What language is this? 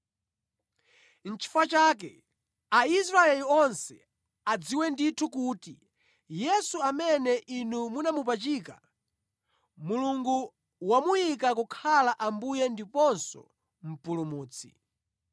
Nyanja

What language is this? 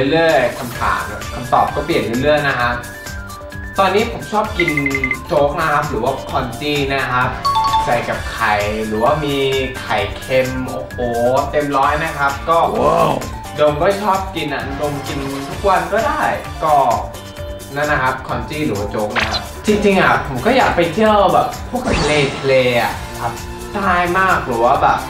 Thai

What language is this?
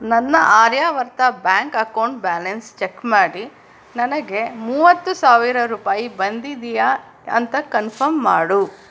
Kannada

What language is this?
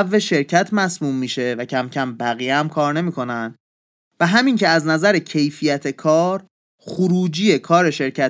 Persian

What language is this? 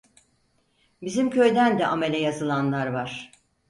Turkish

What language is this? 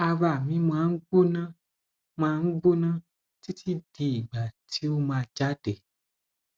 Yoruba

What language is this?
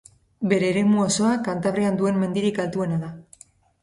Basque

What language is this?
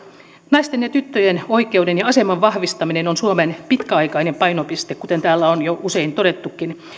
Finnish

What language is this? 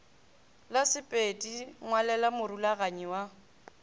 Northern Sotho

